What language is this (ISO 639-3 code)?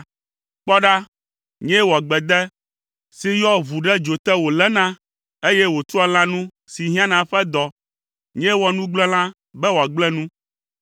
ewe